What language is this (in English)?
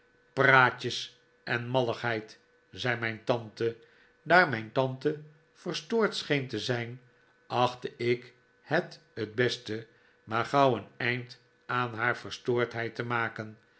Dutch